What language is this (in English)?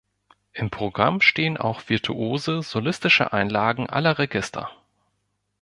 German